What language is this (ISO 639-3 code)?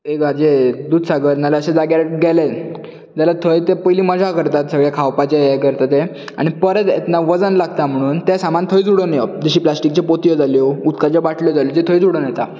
kok